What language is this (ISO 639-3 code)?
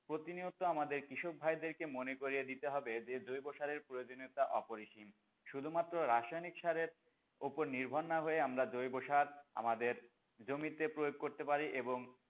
ben